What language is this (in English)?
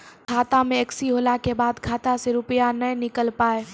Maithili